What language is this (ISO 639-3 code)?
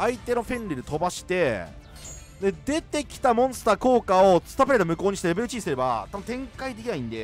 jpn